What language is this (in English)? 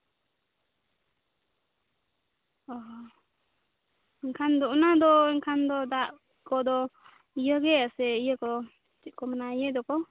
Santali